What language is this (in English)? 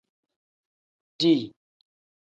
Tem